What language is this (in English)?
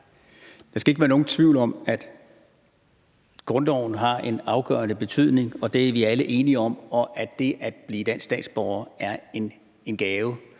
Danish